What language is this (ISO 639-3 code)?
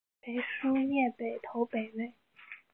zho